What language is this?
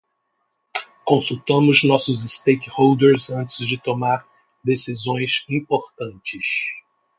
Portuguese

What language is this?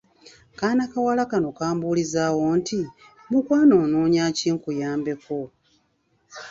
Ganda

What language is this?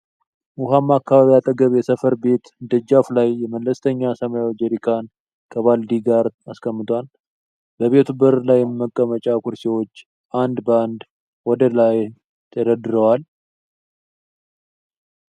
Amharic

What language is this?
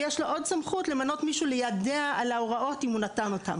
Hebrew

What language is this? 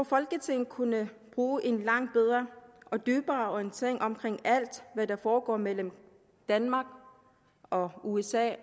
Danish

